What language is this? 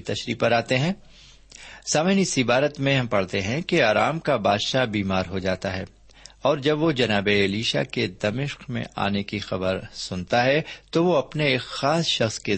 Urdu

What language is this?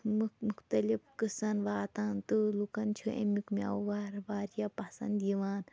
Kashmiri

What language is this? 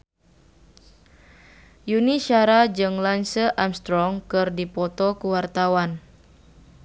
Sundanese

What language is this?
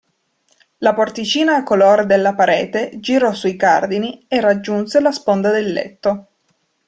Italian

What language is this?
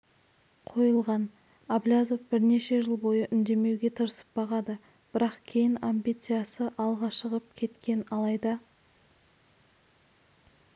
Kazakh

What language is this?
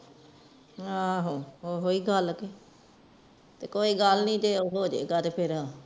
Punjabi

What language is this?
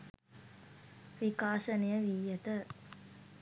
Sinhala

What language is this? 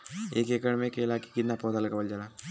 Bhojpuri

